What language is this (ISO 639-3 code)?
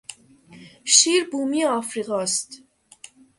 fas